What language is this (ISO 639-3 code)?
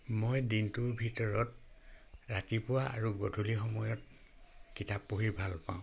asm